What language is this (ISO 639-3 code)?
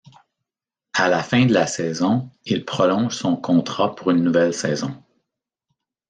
fra